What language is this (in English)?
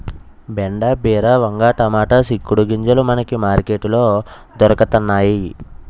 Telugu